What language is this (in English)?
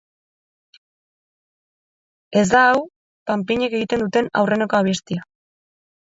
Basque